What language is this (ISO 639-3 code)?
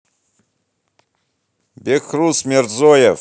rus